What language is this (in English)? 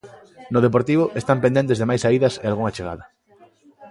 Galician